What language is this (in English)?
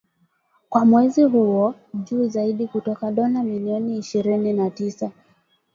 Swahili